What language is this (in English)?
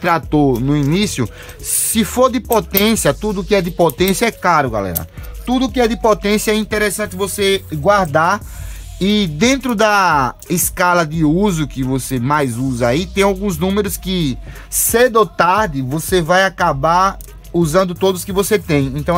Portuguese